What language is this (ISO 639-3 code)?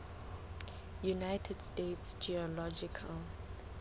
sot